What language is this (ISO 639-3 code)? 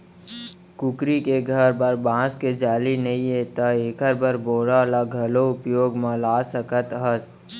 hne